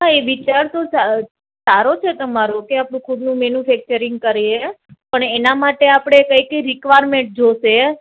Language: Gujarati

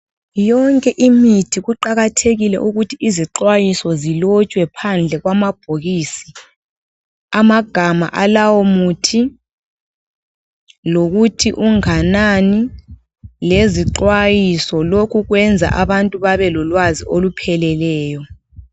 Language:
North Ndebele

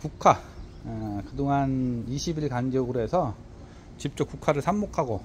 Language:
Korean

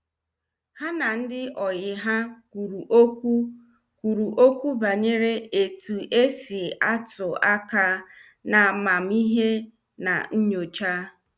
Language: Igbo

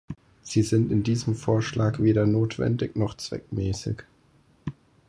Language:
German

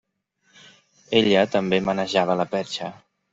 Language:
Catalan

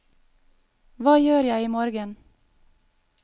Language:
Norwegian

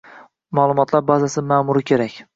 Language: Uzbek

